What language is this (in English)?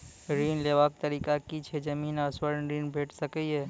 Maithili